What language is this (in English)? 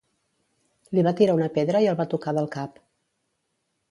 Catalan